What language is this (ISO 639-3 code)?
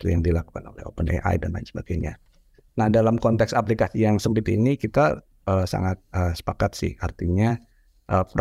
ind